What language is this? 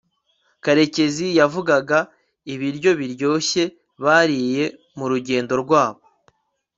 Kinyarwanda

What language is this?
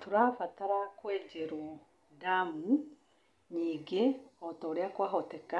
Kikuyu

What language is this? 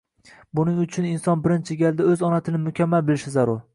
Uzbek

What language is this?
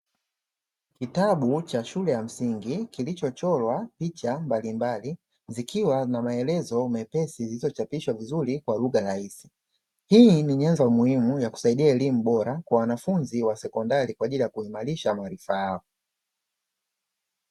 Swahili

